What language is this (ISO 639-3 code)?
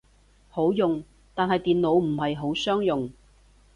yue